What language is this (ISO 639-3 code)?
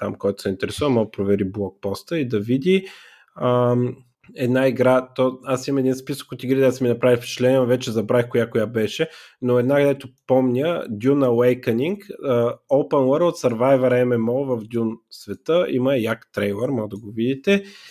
bul